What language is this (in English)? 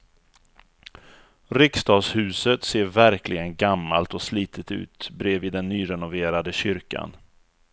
Swedish